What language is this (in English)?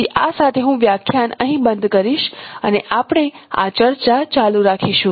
Gujarati